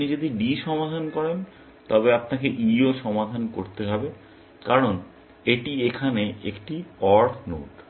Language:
Bangla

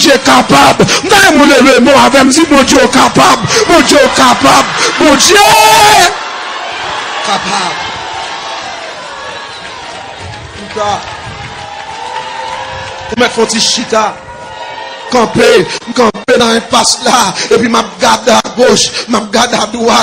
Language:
French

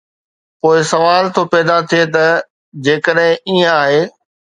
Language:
Sindhi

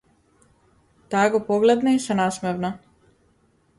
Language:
Macedonian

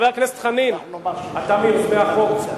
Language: Hebrew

